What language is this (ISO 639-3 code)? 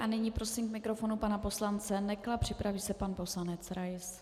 ces